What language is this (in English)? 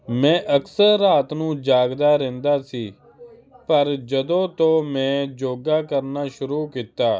Punjabi